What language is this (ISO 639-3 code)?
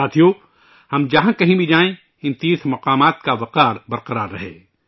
urd